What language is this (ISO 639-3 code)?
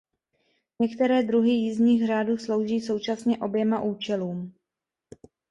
ces